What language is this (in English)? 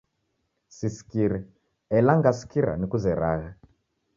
Taita